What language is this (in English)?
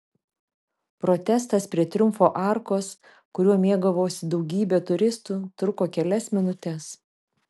Lithuanian